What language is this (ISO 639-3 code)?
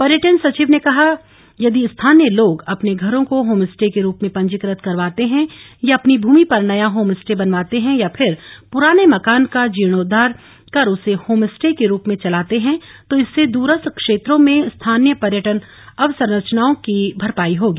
hin